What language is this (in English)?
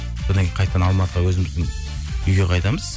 Kazakh